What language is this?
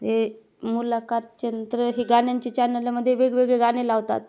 Marathi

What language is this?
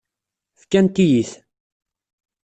Kabyle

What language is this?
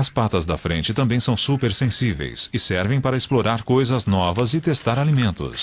Portuguese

